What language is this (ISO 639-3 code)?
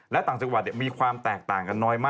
tha